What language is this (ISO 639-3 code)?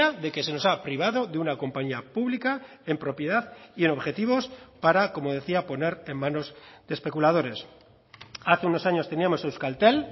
spa